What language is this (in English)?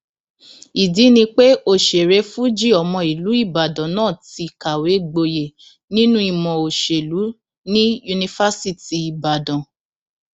Yoruba